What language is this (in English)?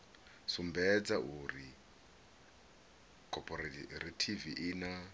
Venda